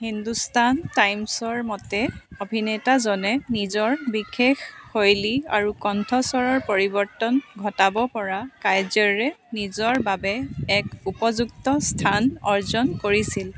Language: Assamese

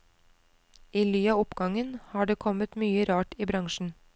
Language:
Norwegian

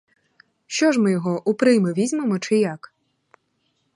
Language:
Ukrainian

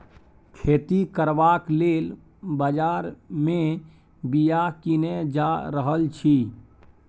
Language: Maithili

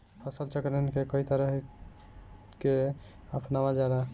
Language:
Bhojpuri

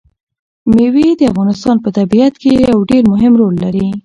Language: Pashto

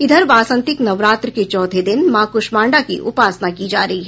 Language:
Hindi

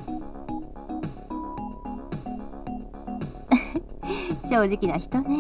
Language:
Japanese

